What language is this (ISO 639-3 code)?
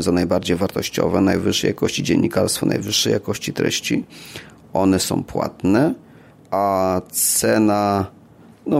pol